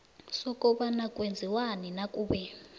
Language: South Ndebele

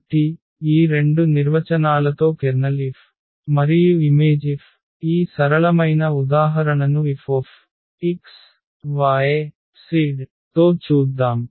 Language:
Telugu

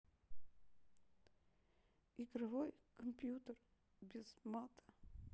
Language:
Russian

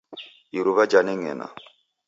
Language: Taita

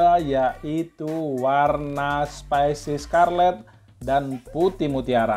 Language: Indonesian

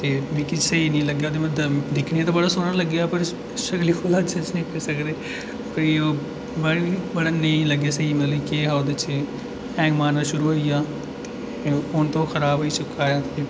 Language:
Dogri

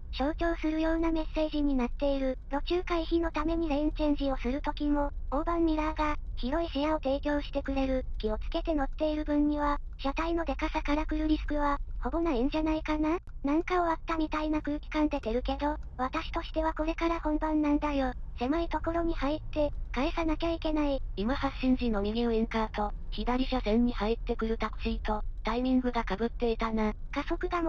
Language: Japanese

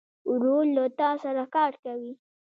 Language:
Pashto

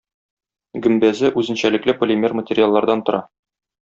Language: Tatar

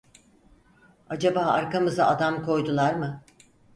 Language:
Turkish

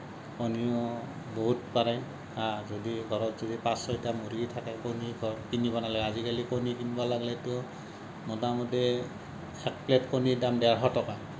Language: Assamese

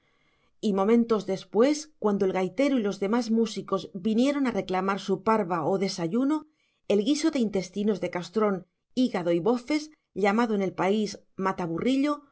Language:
Spanish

